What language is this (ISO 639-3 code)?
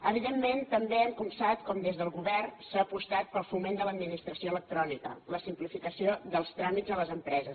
cat